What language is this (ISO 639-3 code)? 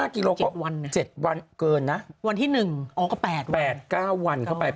tha